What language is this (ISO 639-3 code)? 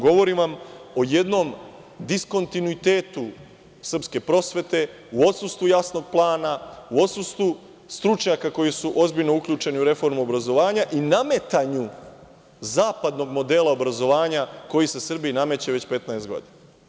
srp